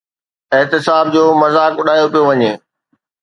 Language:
Sindhi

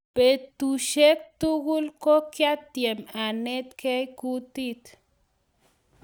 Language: Kalenjin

